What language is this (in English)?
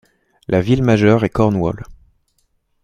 French